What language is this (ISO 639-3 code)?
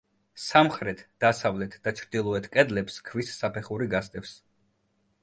kat